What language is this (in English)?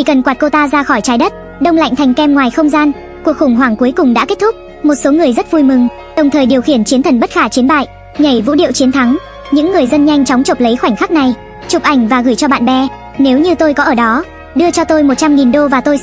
Vietnamese